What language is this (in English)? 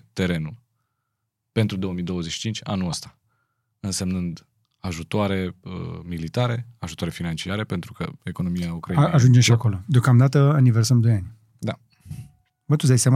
Romanian